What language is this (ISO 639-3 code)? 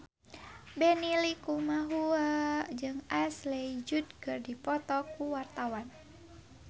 sun